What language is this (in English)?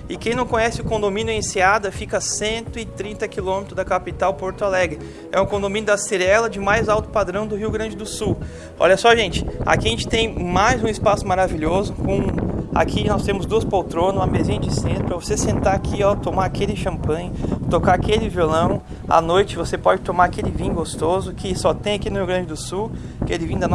Portuguese